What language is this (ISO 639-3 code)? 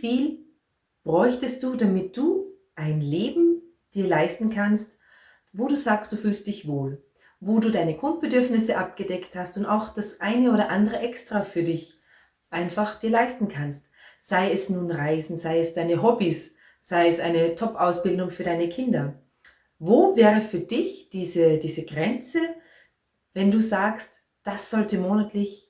deu